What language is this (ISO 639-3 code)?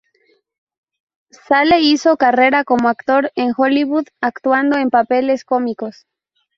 spa